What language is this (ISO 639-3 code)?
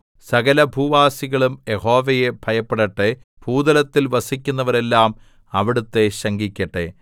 mal